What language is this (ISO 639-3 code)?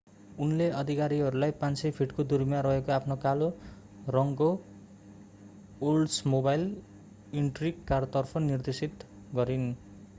nep